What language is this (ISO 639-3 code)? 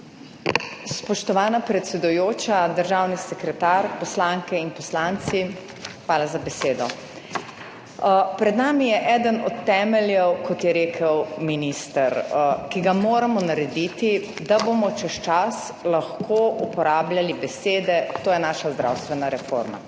slv